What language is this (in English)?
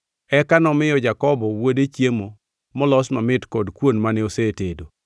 Luo (Kenya and Tanzania)